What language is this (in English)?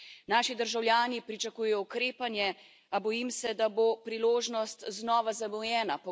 Slovenian